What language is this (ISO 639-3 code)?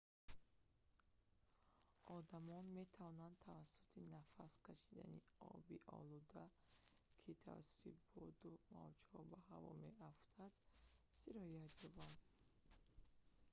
tgk